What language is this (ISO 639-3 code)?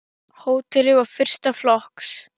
isl